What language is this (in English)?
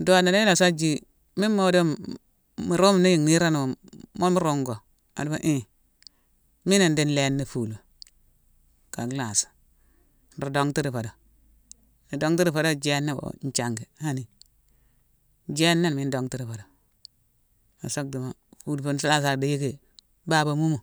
Mansoanka